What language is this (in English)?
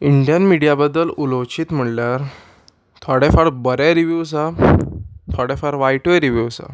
Konkani